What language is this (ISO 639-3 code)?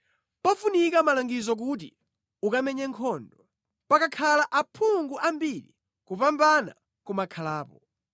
nya